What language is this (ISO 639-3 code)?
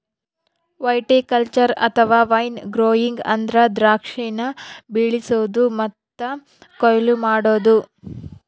kan